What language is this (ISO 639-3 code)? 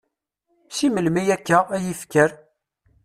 kab